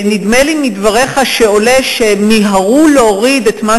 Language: Hebrew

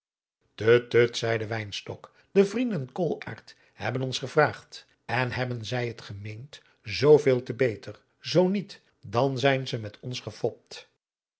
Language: Dutch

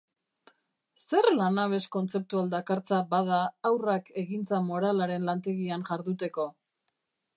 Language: Basque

